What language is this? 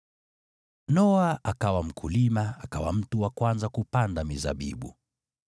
Swahili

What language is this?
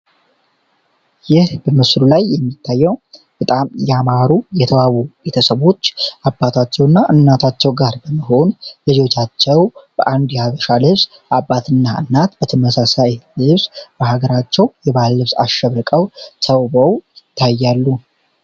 Amharic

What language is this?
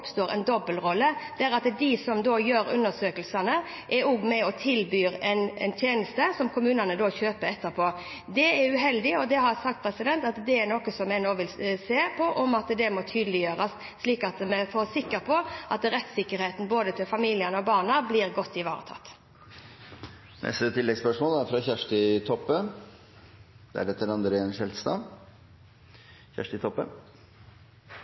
Norwegian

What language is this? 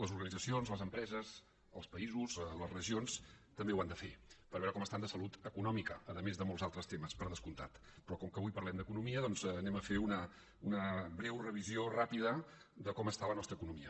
Catalan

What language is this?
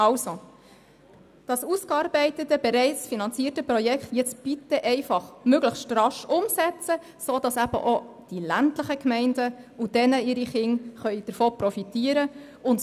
Swiss German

